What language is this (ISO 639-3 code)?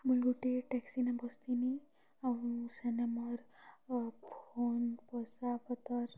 ori